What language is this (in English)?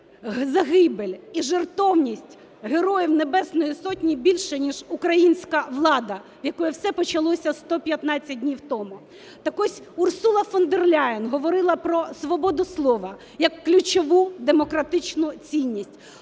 Ukrainian